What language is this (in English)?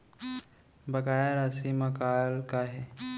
Chhattisgarhi